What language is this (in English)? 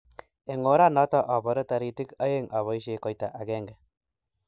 Kalenjin